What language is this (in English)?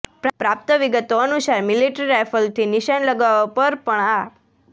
Gujarati